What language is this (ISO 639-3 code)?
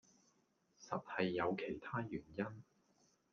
yue